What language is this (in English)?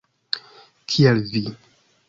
Esperanto